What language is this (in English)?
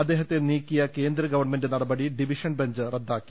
Malayalam